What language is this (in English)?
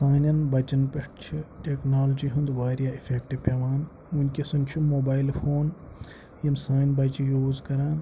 Kashmiri